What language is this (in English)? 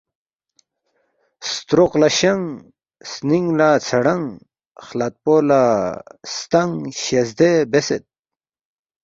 Balti